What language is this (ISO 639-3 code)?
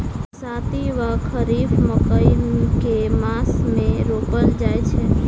mai